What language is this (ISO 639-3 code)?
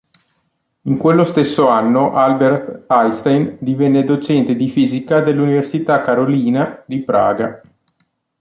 ita